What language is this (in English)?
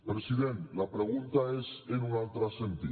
Catalan